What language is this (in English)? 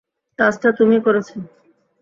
Bangla